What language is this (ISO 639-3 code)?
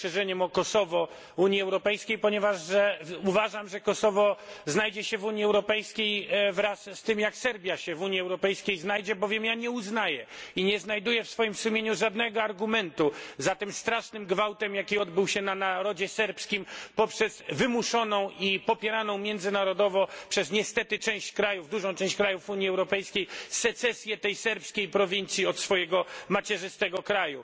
pol